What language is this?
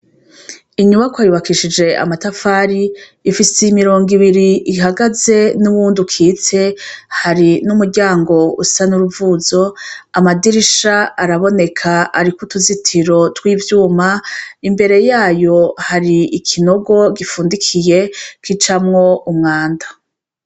Rundi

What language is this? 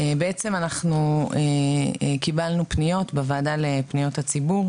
Hebrew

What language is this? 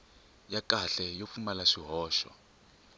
Tsonga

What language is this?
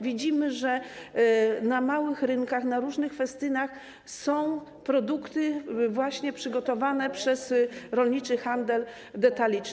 Polish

